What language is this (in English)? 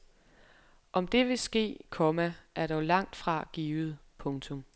Danish